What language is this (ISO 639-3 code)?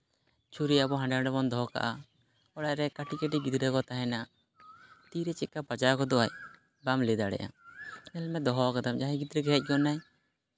sat